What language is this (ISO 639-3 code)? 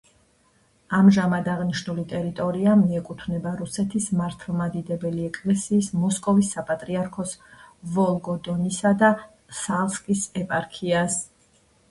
kat